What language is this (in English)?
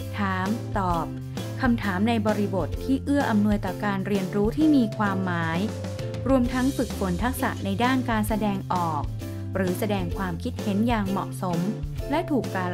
Thai